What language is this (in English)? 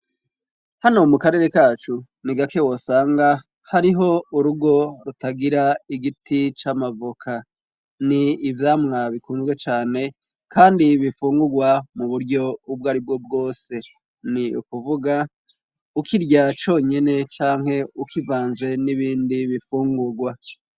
Rundi